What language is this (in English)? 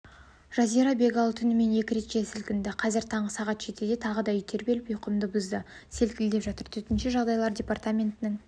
Kazakh